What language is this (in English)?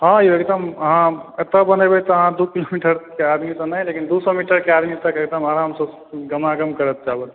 Maithili